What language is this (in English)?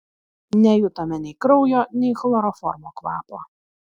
Lithuanian